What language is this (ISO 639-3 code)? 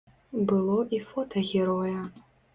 bel